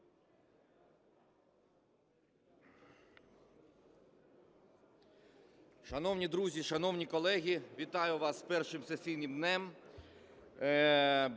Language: Ukrainian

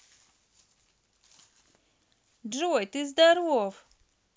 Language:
Russian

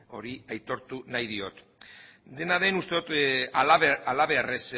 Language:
Basque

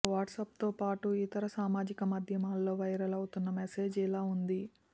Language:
Telugu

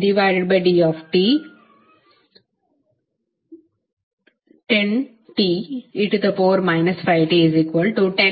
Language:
Kannada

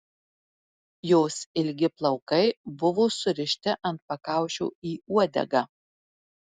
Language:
Lithuanian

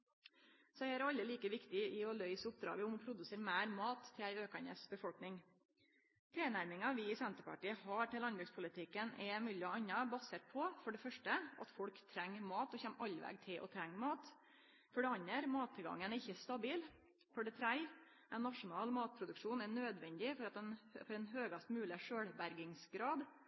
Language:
Norwegian Nynorsk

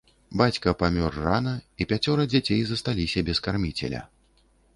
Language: Belarusian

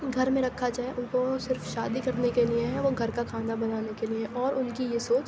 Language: Urdu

